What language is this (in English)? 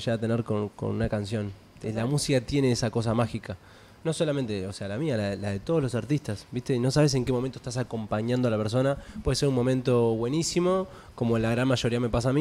Spanish